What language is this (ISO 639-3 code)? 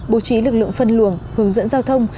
vie